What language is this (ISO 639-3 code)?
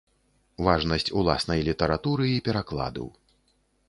bel